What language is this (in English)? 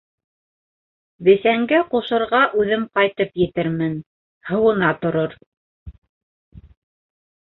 Bashkir